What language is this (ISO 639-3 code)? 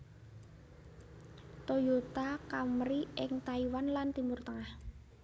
jav